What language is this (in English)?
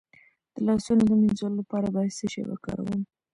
Pashto